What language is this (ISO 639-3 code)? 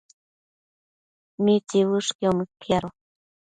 mcf